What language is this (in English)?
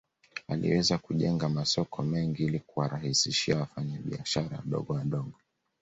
Swahili